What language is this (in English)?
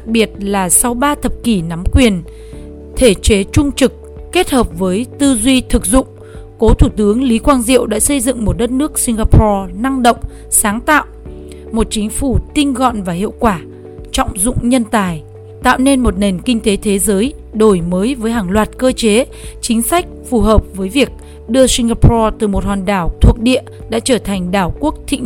Vietnamese